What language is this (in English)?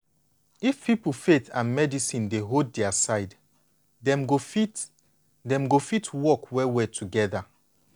Nigerian Pidgin